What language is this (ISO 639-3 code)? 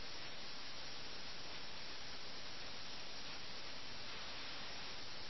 mal